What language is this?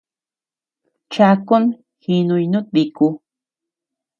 Tepeuxila Cuicatec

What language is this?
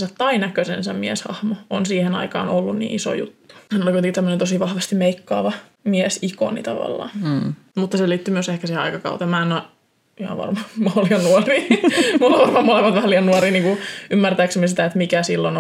Finnish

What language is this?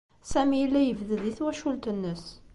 Kabyle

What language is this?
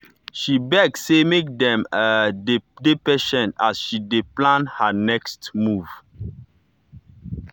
Nigerian Pidgin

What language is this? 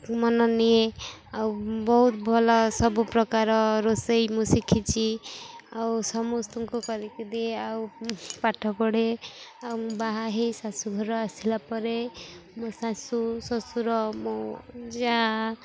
Odia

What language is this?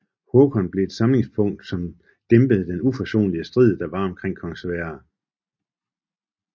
Danish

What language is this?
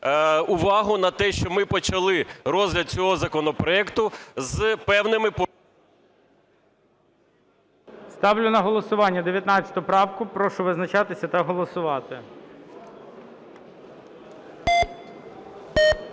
Ukrainian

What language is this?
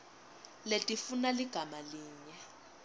Swati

